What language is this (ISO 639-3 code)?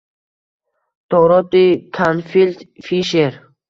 uzb